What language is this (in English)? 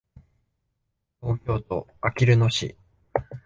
Japanese